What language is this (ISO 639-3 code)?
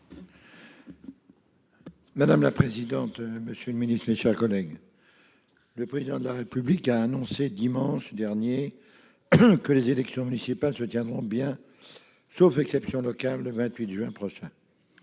fra